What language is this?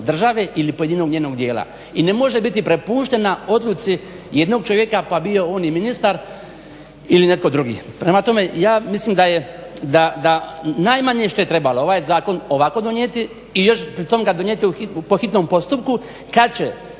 Croatian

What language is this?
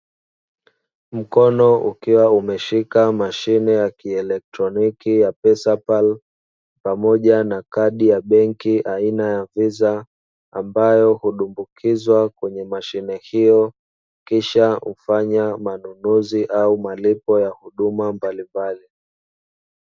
Swahili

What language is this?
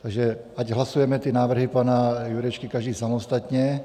Czech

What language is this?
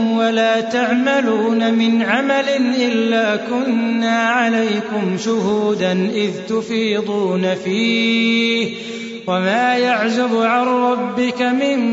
Arabic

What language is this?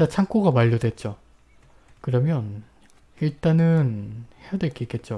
Korean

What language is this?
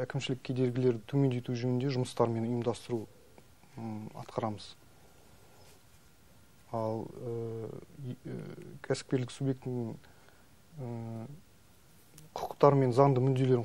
Turkish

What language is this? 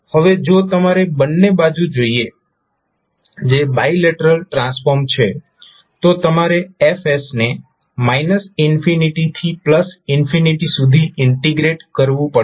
Gujarati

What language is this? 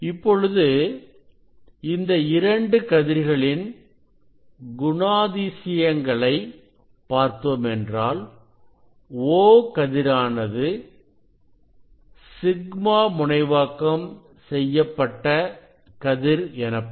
Tamil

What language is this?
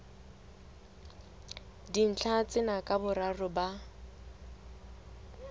Southern Sotho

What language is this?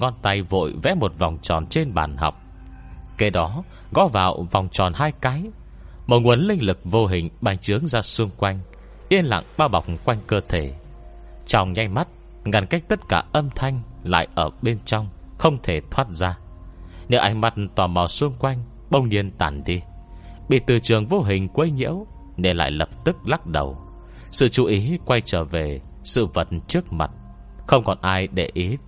Vietnamese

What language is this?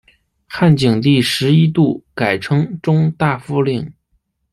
Chinese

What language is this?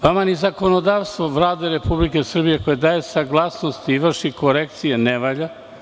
Serbian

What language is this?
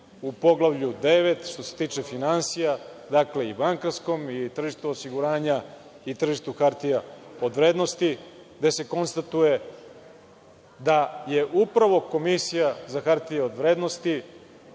Serbian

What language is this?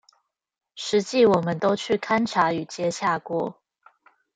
Chinese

